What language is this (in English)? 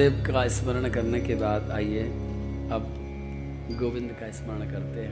Hindi